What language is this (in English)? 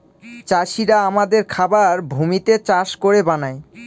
Bangla